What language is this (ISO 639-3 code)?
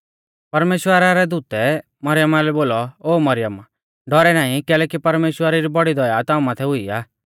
bfz